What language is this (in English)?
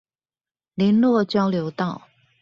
Chinese